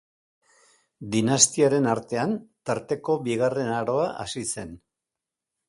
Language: Basque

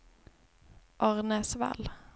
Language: Swedish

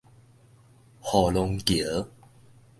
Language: Min Nan Chinese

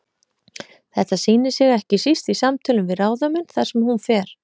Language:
Icelandic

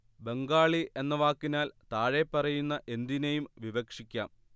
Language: Malayalam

